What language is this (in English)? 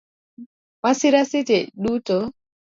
Luo (Kenya and Tanzania)